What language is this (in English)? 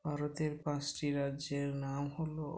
Bangla